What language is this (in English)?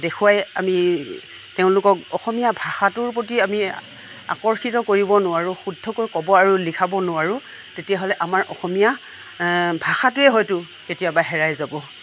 Assamese